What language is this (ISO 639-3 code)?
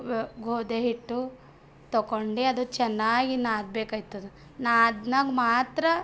kan